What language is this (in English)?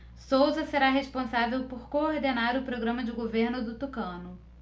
Portuguese